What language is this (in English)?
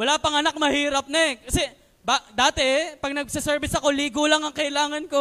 Filipino